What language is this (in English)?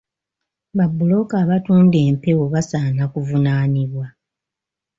Ganda